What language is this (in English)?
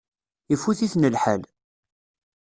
Kabyle